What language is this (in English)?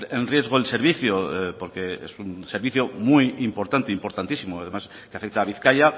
Spanish